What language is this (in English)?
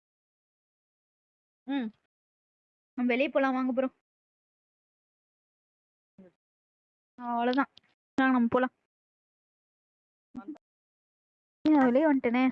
Indonesian